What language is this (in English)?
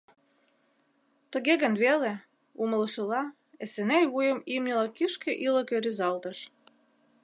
Mari